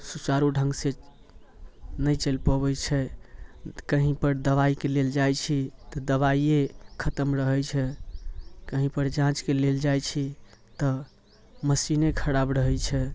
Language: Maithili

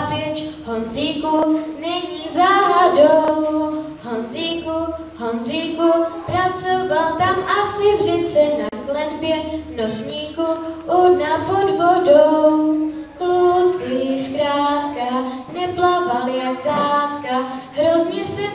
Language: Czech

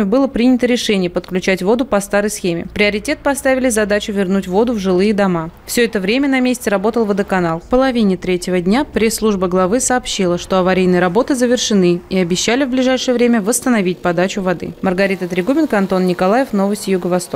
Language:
Russian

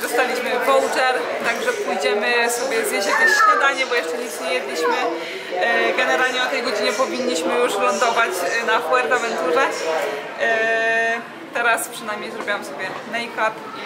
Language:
Polish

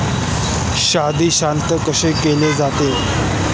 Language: Marathi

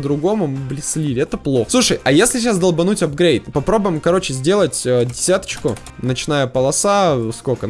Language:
Russian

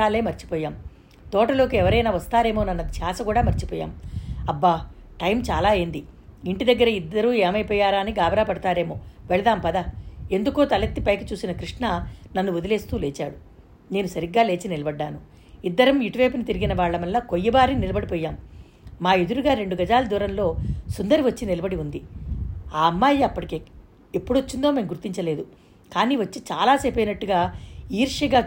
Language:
Telugu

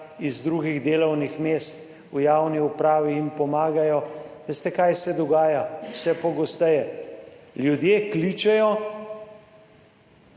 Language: Slovenian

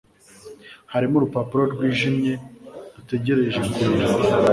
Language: Kinyarwanda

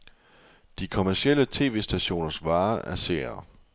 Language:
Danish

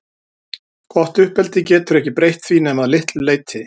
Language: Icelandic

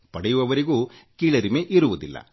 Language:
Kannada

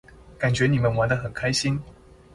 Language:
Chinese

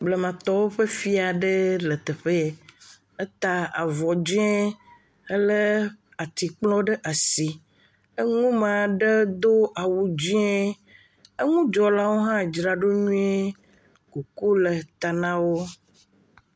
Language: Ewe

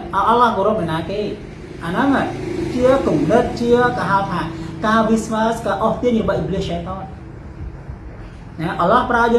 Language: Indonesian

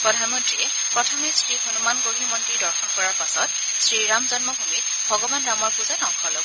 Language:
Assamese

